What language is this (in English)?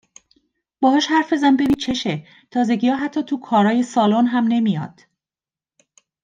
Persian